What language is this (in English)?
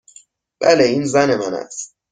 Persian